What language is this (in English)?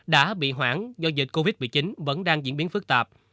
Vietnamese